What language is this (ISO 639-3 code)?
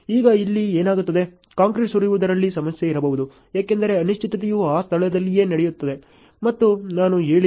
kan